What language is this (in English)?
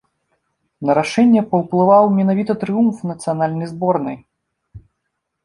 Belarusian